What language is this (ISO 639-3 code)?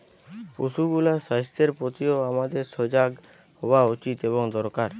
ben